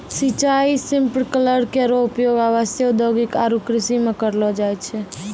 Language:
Maithili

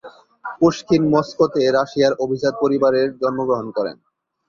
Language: Bangla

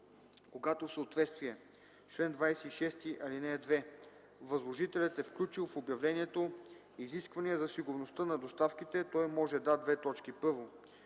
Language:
Bulgarian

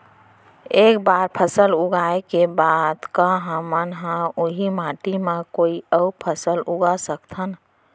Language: Chhattisgarhi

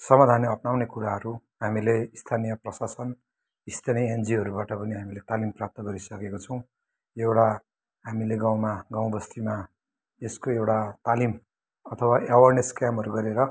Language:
Nepali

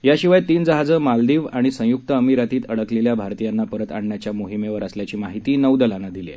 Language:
Marathi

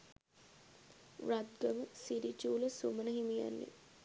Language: Sinhala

